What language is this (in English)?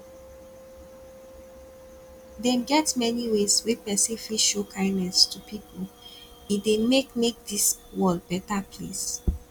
Nigerian Pidgin